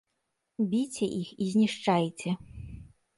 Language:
Belarusian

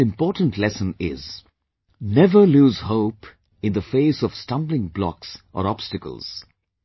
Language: English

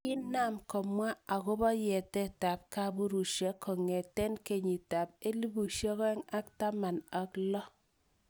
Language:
Kalenjin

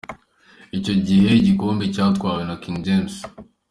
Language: Kinyarwanda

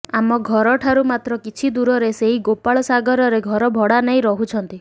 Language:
Odia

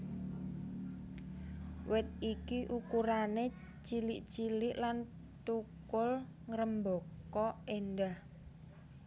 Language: Javanese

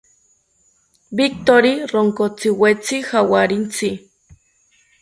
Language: South Ucayali Ashéninka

